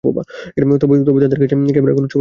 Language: Bangla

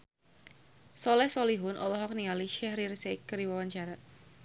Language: Sundanese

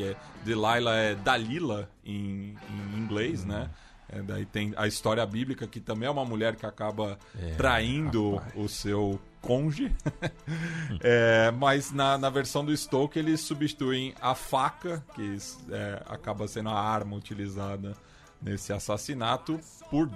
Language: Portuguese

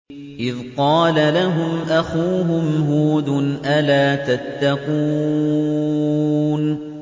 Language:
Arabic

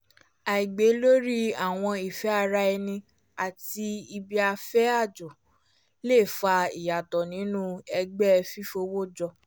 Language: Yoruba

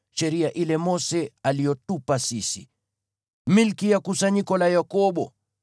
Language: Swahili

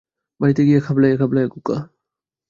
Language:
Bangla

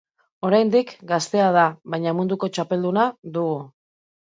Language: Basque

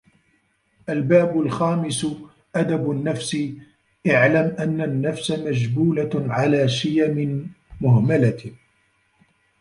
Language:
Arabic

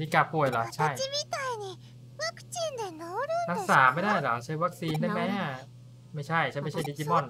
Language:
Thai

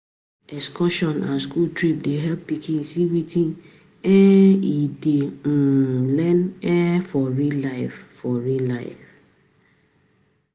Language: Nigerian Pidgin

